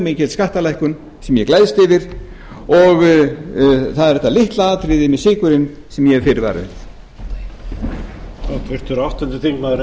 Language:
Icelandic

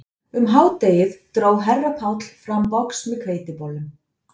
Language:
Icelandic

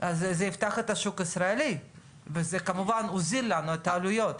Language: Hebrew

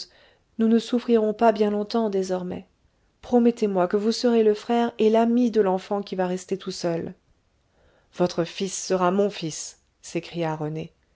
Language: French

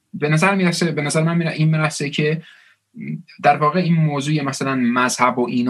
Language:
Persian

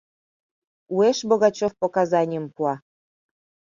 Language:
Mari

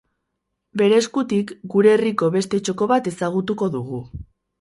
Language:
Basque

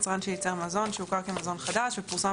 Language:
Hebrew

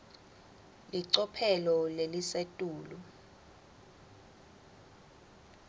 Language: Swati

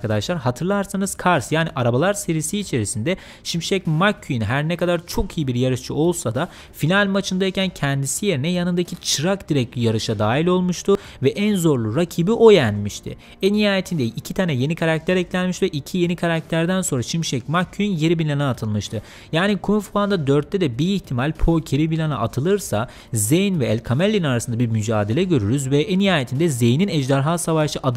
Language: Turkish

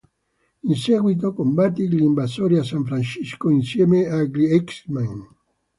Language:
Italian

